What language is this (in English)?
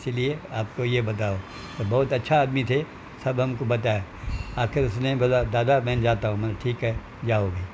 Sindhi